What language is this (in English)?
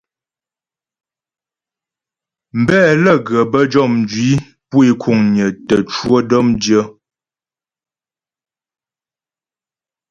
Ghomala